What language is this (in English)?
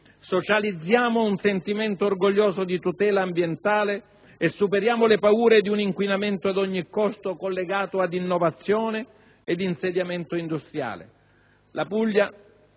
Italian